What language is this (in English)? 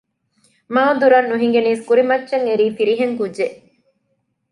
Divehi